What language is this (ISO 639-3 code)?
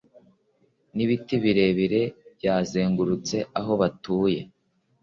kin